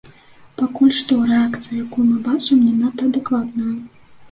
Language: Belarusian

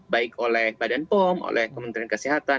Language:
Indonesian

